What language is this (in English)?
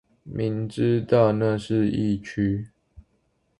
Chinese